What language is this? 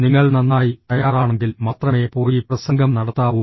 Malayalam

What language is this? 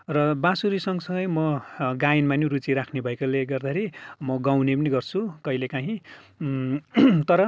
Nepali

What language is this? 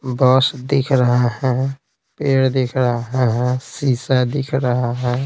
Hindi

